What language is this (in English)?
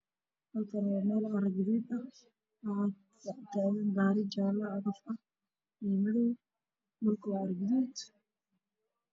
Somali